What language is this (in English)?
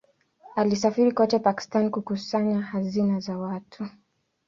Swahili